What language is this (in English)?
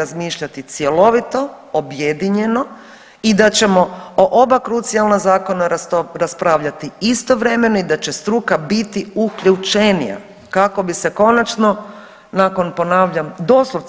Croatian